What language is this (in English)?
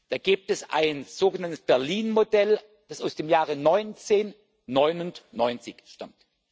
German